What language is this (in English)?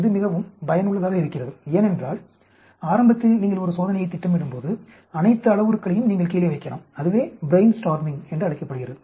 Tamil